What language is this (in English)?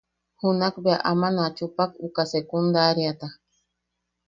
Yaqui